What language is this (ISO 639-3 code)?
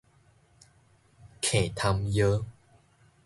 nan